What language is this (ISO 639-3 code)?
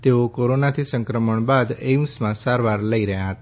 guj